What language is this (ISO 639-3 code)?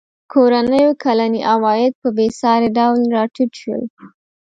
pus